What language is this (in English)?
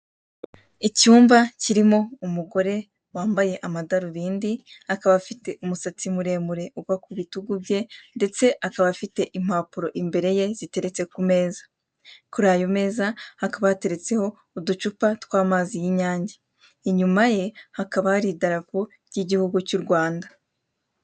Kinyarwanda